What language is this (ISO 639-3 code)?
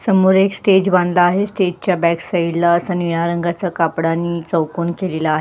mar